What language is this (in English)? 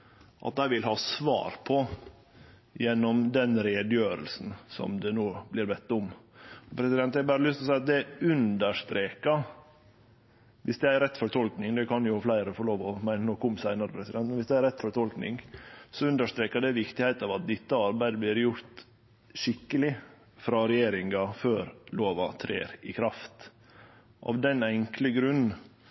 Norwegian Nynorsk